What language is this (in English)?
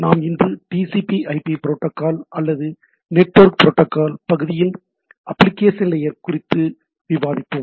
Tamil